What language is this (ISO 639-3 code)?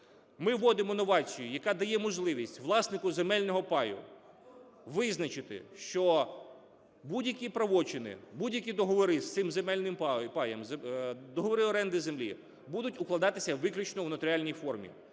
ukr